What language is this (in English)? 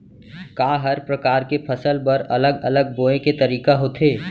Chhattisgarhi